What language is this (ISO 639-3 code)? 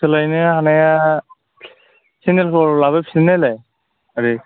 brx